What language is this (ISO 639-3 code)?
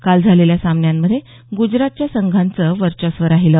mar